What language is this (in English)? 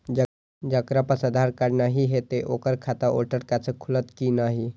Maithili